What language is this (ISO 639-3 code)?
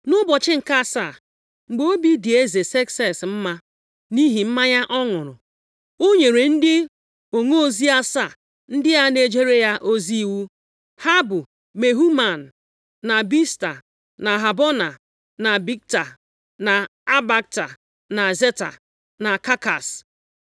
ibo